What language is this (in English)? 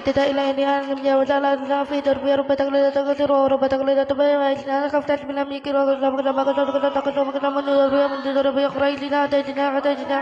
Indonesian